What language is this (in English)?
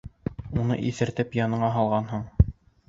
Bashkir